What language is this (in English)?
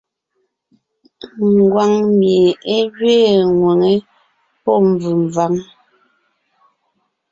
Ngiemboon